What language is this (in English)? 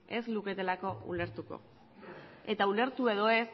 Basque